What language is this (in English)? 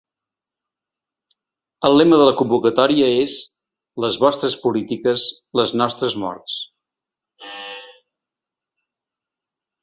Catalan